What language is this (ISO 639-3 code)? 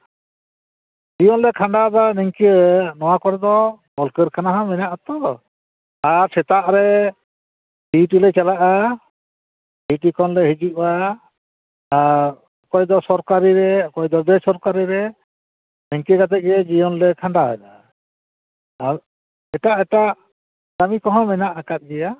sat